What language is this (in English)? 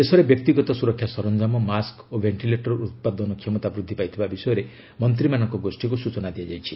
Odia